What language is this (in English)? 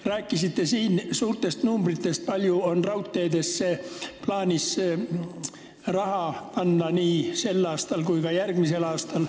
Estonian